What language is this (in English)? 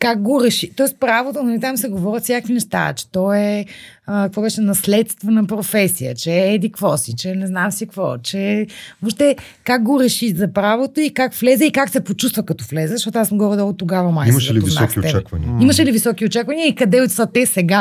Bulgarian